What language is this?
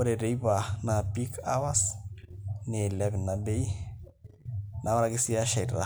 Masai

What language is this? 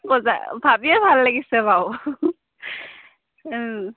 Assamese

